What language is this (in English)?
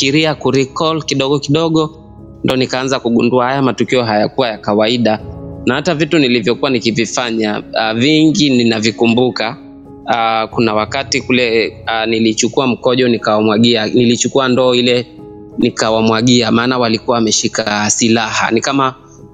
Swahili